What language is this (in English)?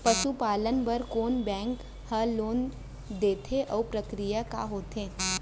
Chhattisgarhi